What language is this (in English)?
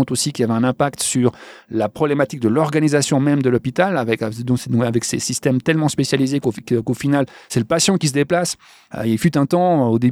French